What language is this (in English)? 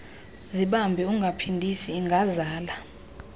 Xhosa